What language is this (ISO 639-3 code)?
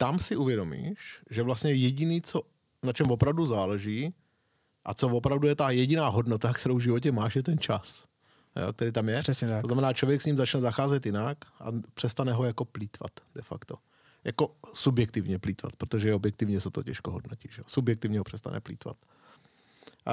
ces